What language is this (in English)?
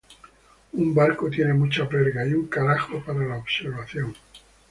Spanish